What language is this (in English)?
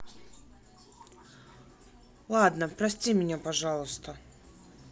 Russian